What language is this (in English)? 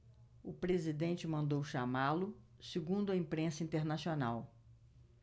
Portuguese